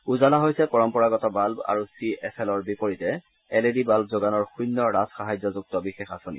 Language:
Assamese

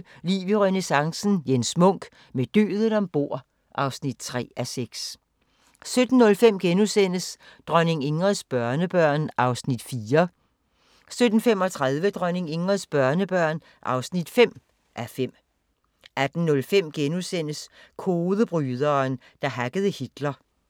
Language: Danish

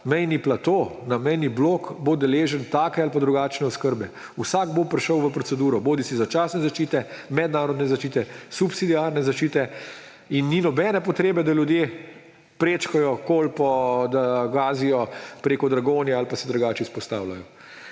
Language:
Slovenian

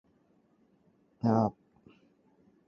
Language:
Cantonese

